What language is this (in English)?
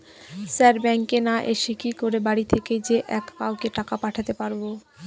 Bangla